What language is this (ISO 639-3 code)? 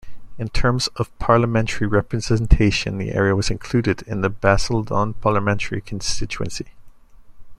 eng